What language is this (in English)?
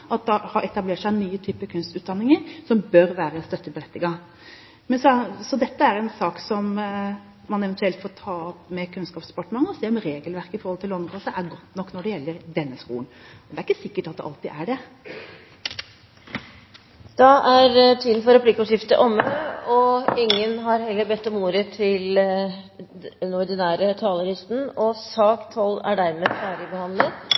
Norwegian Bokmål